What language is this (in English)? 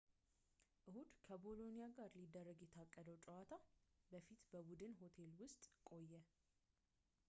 Amharic